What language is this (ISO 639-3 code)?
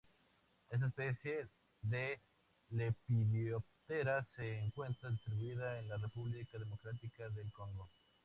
spa